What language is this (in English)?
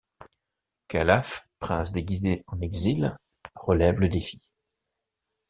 French